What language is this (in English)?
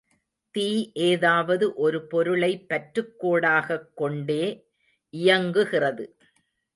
Tamil